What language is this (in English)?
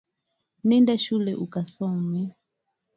Swahili